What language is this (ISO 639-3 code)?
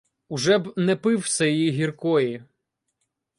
ukr